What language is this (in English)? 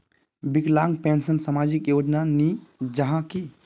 Magahi